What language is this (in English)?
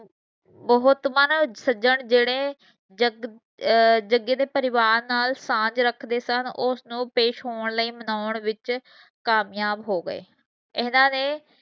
Punjabi